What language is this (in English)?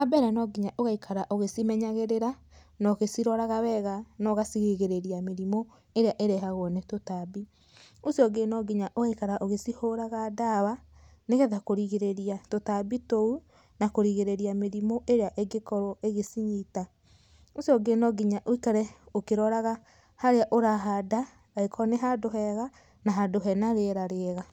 Kikuyu